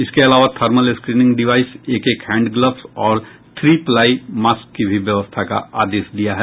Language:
Hindi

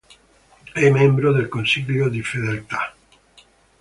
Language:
Italian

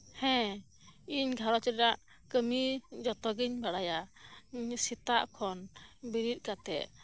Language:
Santali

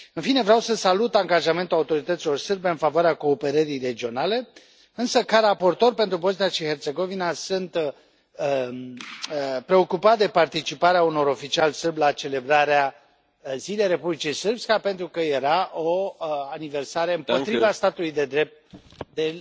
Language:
Romanian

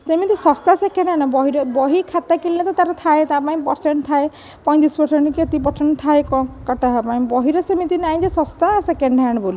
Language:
Odia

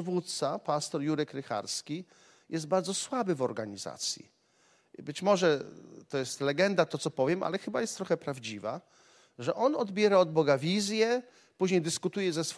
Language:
Polish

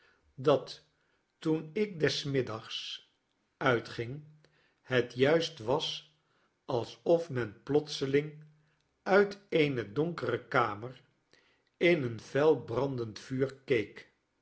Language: Dutch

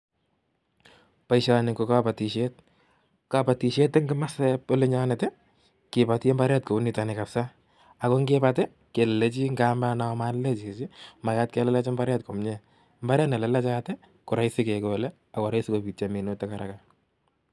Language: Kalenjin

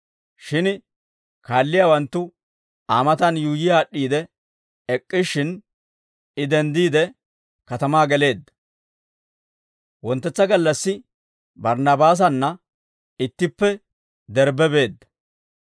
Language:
Dawro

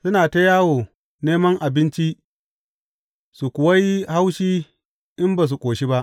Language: Hausa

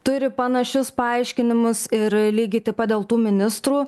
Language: Lithuanian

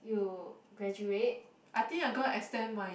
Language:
English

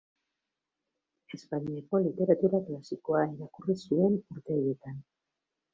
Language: Basque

